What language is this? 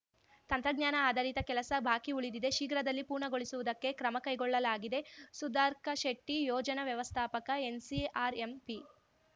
Kannada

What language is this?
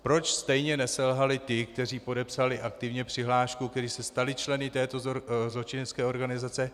Czech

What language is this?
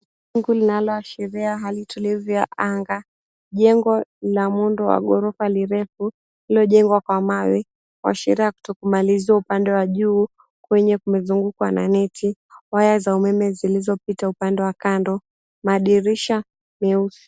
Swahili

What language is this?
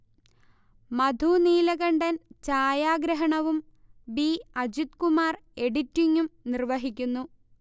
Malayalam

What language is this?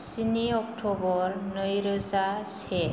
Bodo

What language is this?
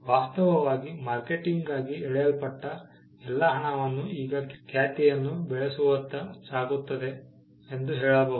Kannada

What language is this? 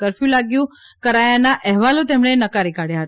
Gujarati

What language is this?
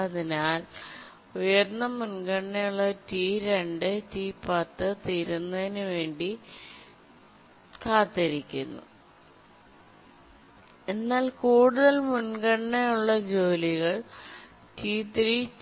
Malayalam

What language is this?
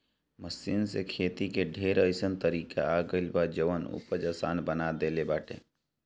Bhojpuri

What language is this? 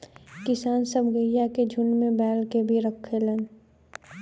Bhojpuri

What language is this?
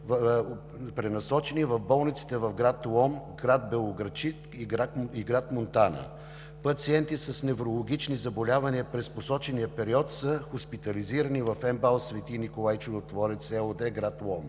Bulgarian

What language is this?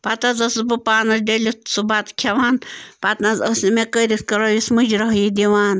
Kashmiri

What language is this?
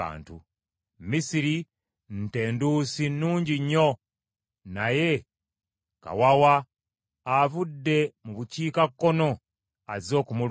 Ganda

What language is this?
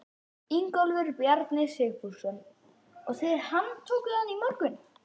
Icelandic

